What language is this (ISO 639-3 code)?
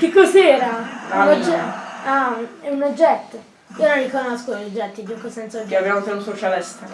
ita